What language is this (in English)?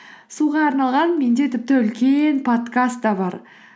Kazakh